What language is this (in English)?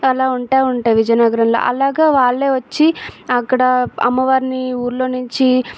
Telugu